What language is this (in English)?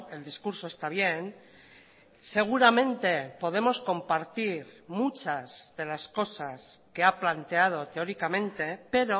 Spanish